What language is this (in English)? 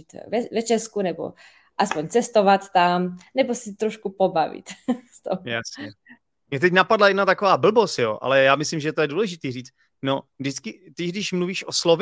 Czech